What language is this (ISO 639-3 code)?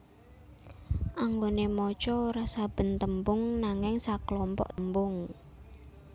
jav